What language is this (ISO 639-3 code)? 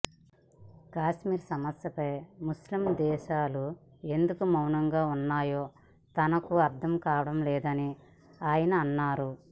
tel